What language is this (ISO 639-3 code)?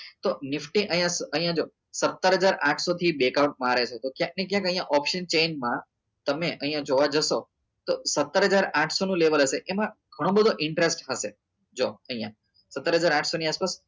guj